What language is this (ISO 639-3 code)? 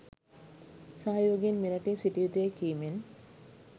sin